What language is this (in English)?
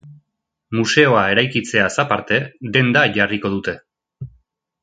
Basque